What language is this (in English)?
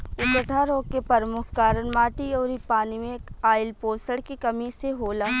Bhojpuri